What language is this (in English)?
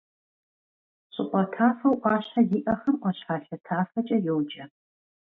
Kabardian